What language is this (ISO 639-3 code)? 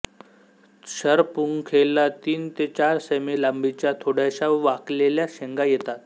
mar